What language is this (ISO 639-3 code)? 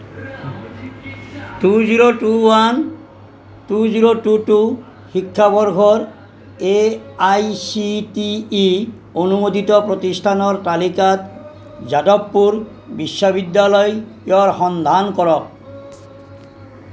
asm